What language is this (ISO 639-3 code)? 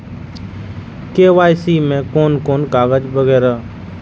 mai